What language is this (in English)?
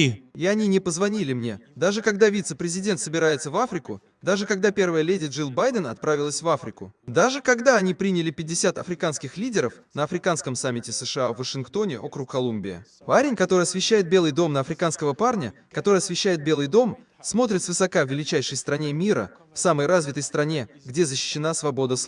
Russian